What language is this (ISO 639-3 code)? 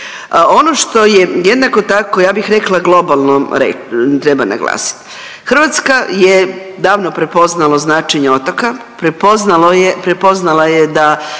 hrv